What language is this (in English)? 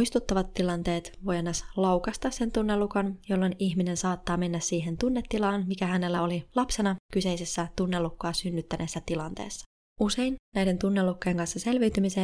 Finnish